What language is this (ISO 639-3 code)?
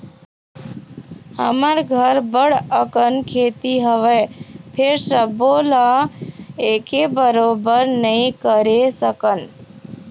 hne